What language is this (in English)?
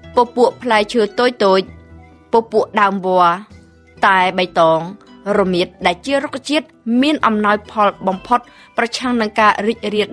Thai